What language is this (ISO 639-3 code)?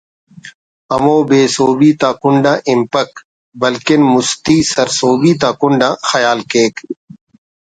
brh